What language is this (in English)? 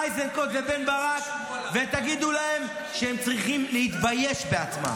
Hebrew